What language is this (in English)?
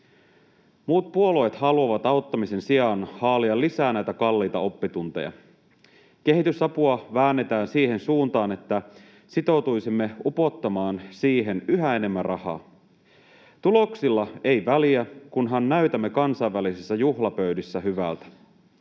Finnish